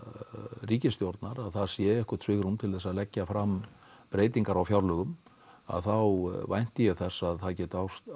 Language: Icelandic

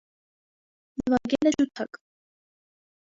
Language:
Armenian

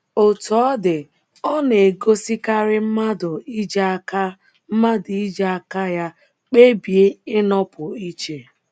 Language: Igbo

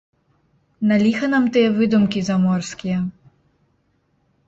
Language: Belarusian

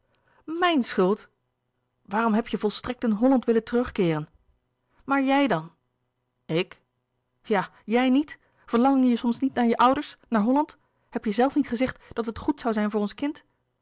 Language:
Dutch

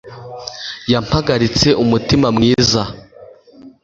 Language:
Kinyarwanda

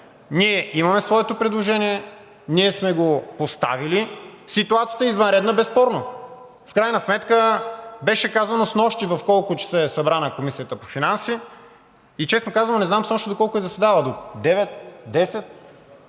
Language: Bulgarian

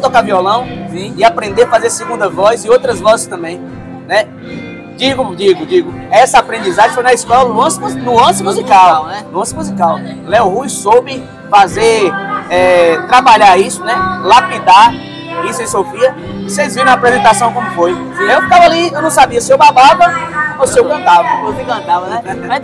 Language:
Portuguese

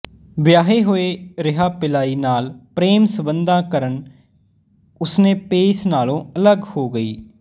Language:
Punjabi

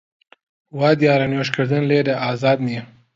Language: Central Kurdish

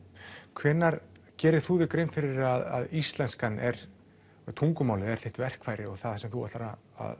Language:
Icelandic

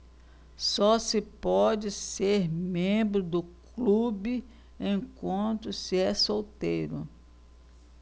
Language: Portuguese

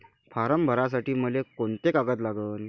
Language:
Marathi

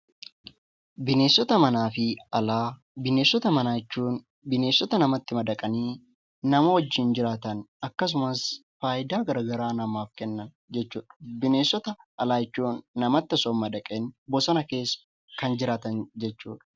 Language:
Oromo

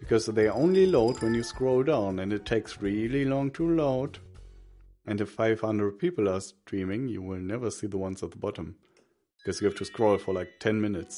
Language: English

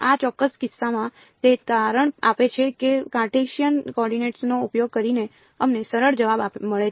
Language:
Gujarati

